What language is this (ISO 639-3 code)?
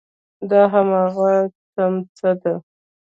pus